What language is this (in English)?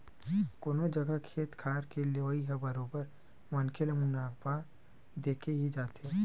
Chhattisgarhi